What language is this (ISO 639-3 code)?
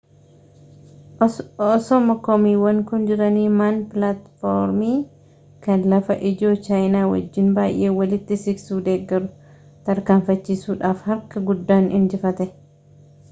orm